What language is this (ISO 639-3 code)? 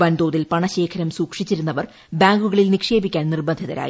mal